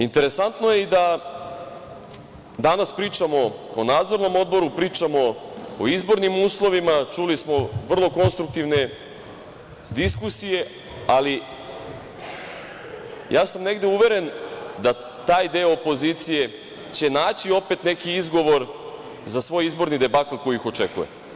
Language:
Serbian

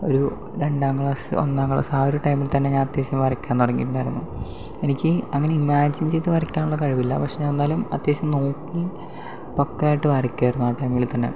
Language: Malayalam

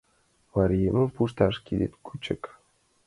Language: Mari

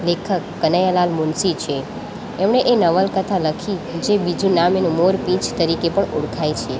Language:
Gujarati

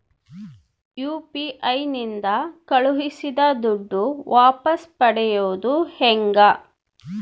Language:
Kannada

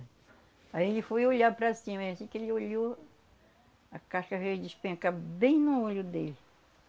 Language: Portuguese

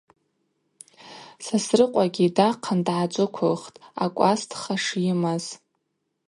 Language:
Abaza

